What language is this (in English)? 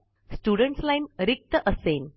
Marathi